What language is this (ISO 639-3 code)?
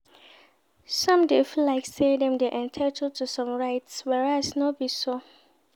pcm